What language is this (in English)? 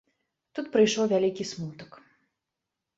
Belarusian